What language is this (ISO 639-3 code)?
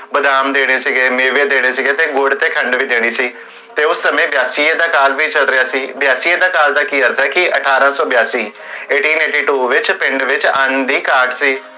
pan